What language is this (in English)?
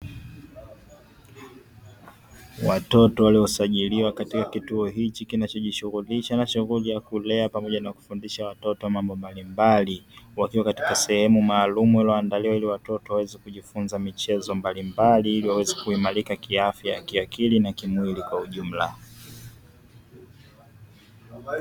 Swahili